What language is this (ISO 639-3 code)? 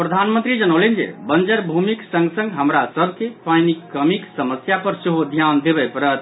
mai